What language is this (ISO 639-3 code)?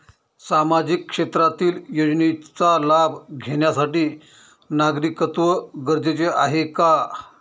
mar